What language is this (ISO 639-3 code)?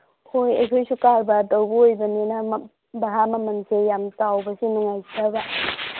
mni